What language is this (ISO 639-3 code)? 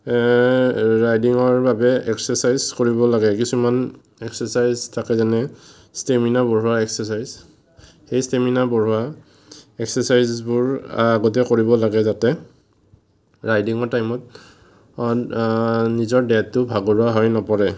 asm